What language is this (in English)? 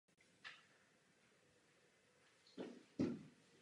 Czech